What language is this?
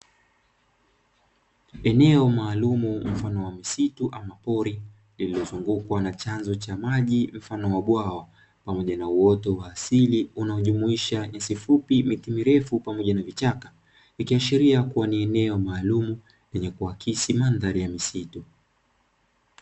Swahili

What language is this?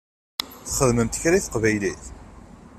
Kabyle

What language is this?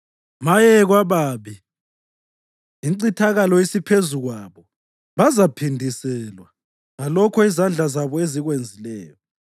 North Ndebele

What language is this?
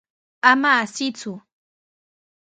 Sihuas Ancash Quechua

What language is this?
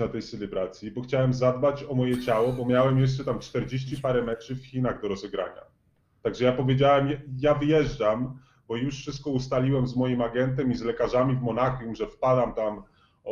Polish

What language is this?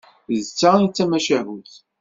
Kabyle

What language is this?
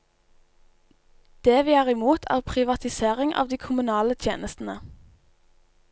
Norwegian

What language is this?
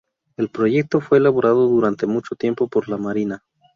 Spanish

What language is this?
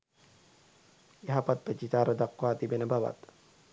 Sinhala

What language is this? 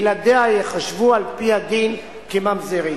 Hebrew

